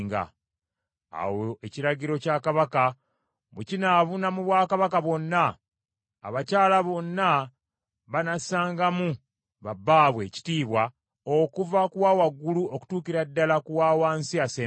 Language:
Ganda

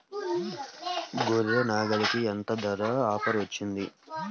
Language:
Telugu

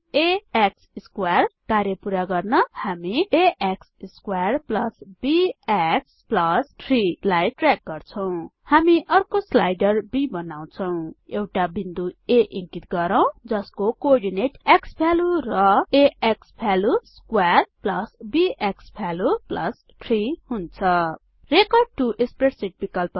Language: Nepali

